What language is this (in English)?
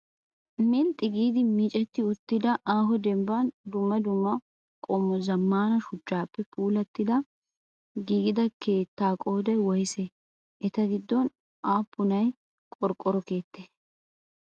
Wolaytta